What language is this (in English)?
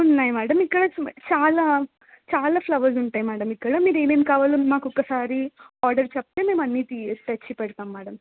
Telugu